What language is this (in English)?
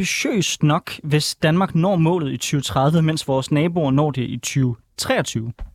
Danish